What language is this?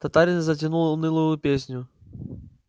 Russian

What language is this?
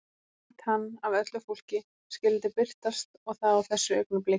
Icelandic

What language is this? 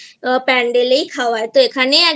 Bangla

